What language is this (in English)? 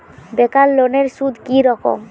Bangla